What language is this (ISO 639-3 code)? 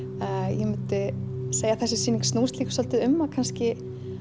isl